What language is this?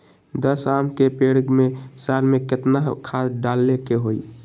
Magahi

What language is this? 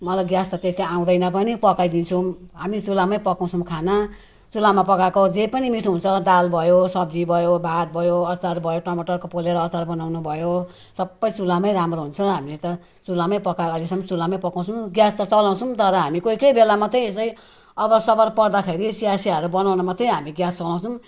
Nepali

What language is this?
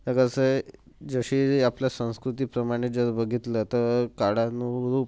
Marathi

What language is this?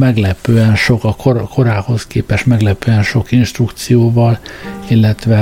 Hungarian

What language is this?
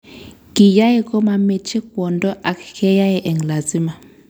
Kalenjin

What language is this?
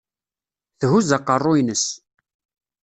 Kabyle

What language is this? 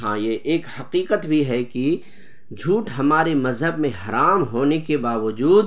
Urdu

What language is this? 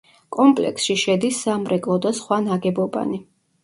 Georgian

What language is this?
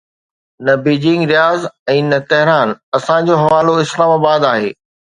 Sindhi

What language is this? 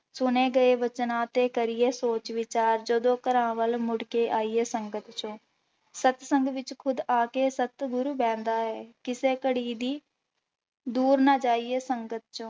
Punjabi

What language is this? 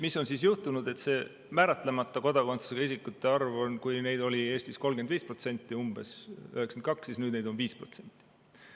Estonian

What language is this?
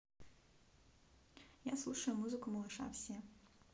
Russian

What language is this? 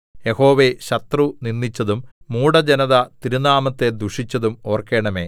Malayalam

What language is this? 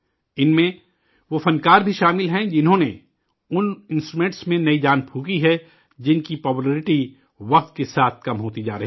Urdu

